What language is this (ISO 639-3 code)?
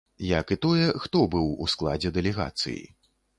bel